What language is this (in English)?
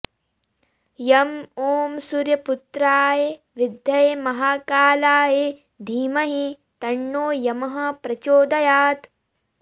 Sanskrit